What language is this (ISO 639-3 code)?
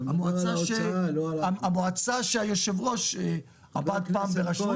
heb